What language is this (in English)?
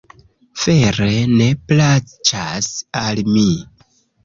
Esperanto